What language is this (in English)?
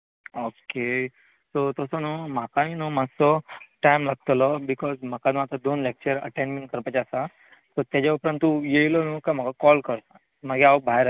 Konkani